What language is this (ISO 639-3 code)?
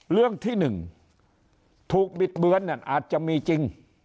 tha